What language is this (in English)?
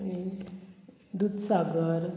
Konkani